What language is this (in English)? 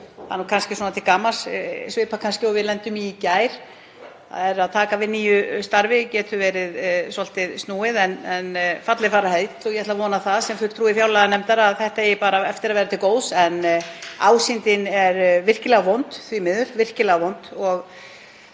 Icelandic